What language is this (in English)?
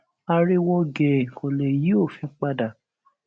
Yoruba